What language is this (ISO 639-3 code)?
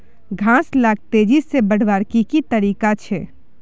mag